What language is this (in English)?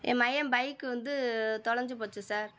Tamil